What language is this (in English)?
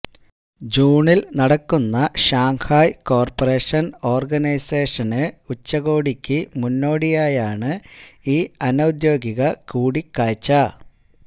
Malayalam